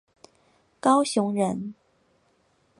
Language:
Chinese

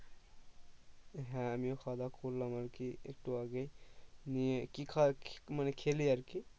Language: Bangla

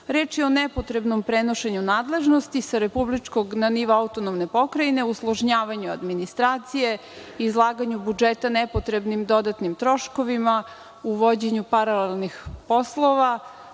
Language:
Serbian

